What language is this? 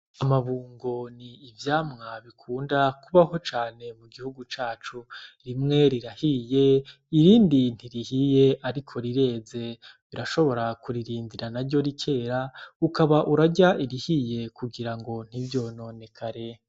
Rundi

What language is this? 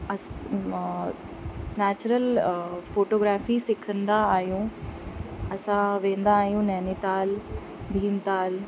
Sindhi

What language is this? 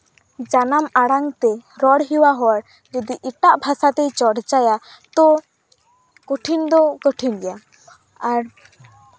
Santali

